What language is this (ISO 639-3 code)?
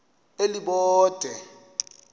xho